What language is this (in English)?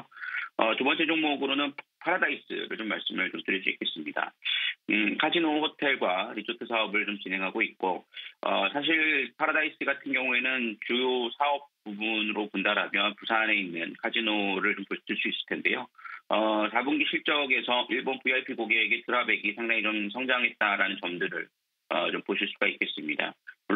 Korean